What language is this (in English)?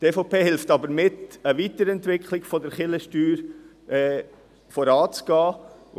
Swiss German